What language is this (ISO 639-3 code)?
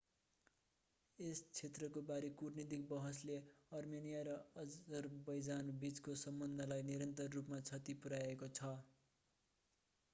nep